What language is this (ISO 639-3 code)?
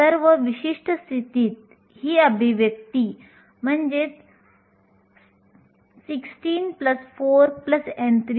mar